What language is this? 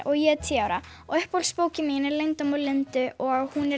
Icelandic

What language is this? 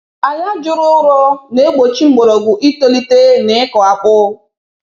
Igbo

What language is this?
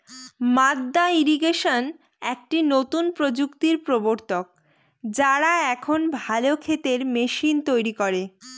Bangla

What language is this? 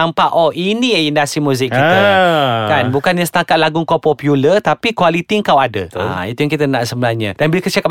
Malay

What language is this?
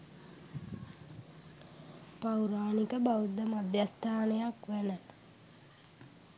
Sinhala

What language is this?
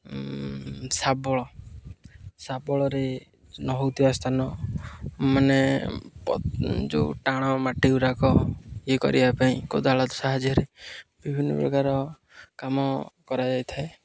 Odia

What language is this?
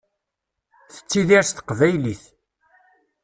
Kabyle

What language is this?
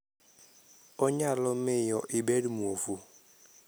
Luo (Kenya and Tanzania)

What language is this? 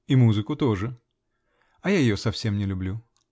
Russian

